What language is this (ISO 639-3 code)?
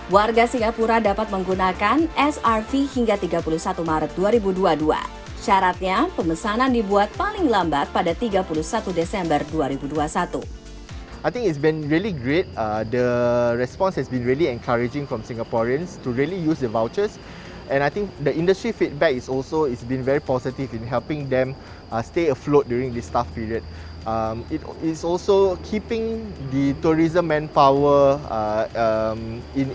ind